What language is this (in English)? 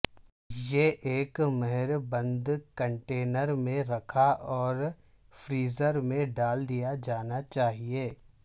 Urdu